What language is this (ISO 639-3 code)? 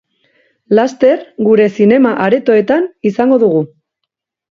eus